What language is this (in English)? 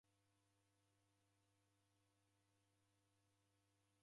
Taita